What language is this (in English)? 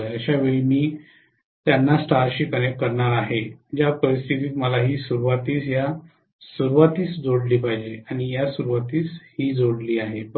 Marathi